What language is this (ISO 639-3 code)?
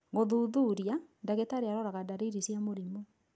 kik